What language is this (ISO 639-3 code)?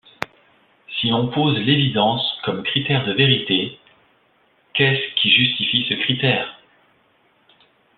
fra